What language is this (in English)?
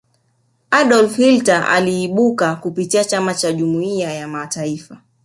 Swahili